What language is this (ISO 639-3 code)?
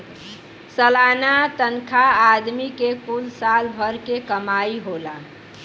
bho